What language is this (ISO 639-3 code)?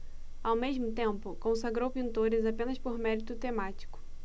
por